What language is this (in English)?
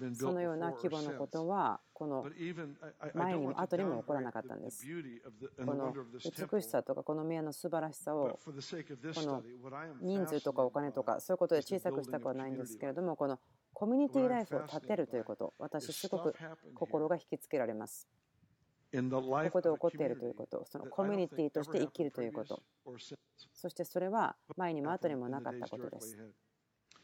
Japanese